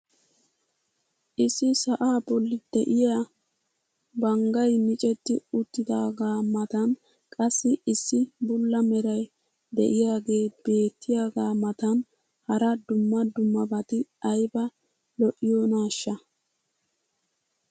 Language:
Wolaytta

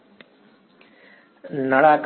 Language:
Gujarati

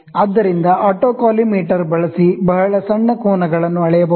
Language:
Kannada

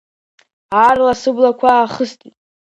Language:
Abkhazian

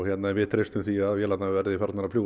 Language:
Icelandic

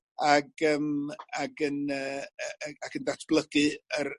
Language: Welsh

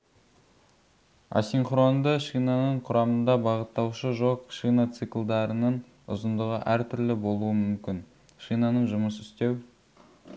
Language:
Kazakh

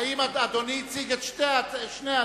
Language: Hebrew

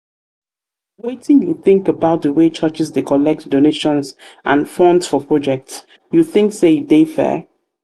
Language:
Nigerian Pidgin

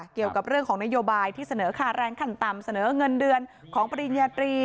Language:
Thai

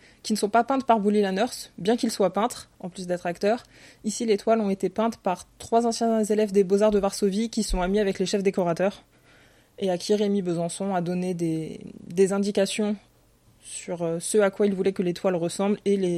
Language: French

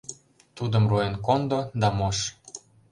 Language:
Mari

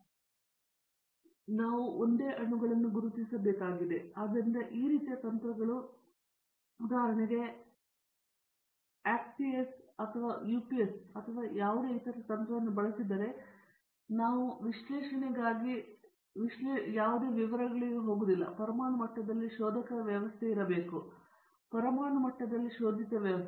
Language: Kannada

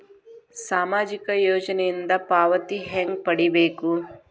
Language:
Kannada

